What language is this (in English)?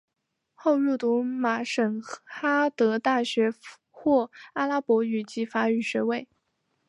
Chinese